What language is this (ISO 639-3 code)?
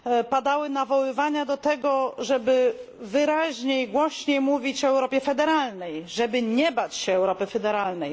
pol